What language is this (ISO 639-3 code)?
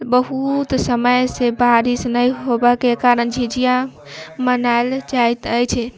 mai